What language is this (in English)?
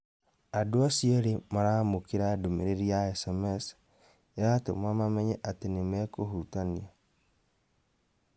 Kikuyu